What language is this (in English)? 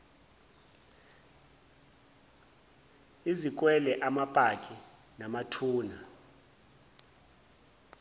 Zulu